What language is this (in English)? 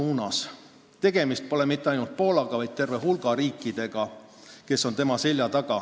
Estonian